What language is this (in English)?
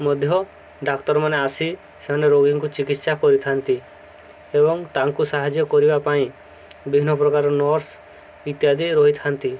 Odia